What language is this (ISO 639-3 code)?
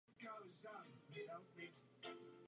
ces